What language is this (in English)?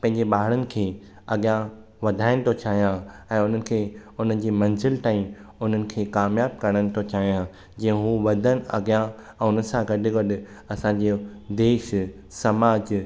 Sindhi